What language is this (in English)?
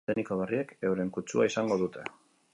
Basque